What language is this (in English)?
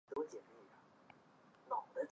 Chinese